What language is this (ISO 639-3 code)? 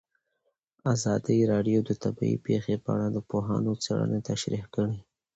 pus